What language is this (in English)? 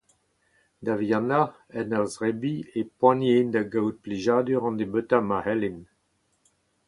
Breton